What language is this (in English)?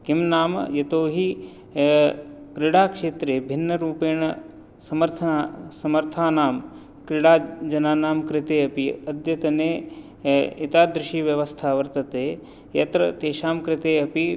Sanskrit